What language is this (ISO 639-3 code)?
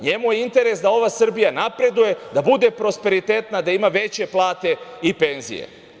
srp